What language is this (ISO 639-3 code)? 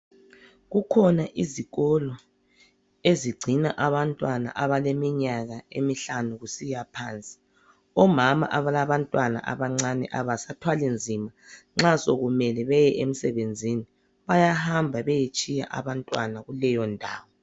nde